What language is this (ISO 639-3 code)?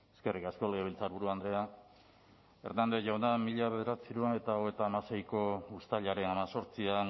eus